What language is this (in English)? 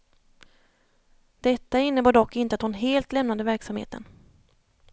Swedish